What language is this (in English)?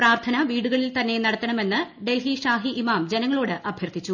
Malayalam